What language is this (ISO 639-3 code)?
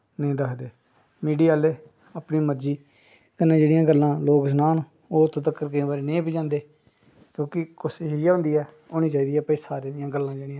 doi